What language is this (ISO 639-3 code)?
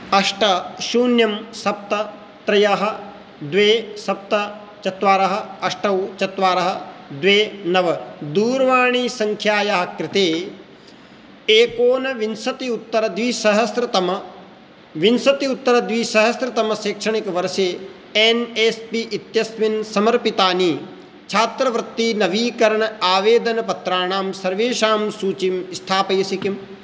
san